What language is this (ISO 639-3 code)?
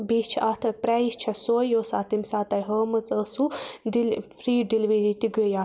kas